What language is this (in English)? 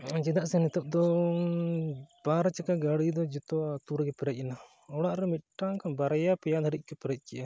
Santali